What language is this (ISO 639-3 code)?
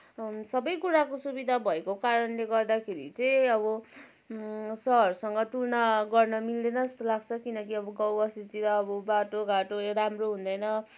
nep